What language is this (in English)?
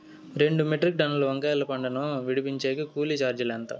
Telugu